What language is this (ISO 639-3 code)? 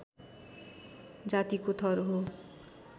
nep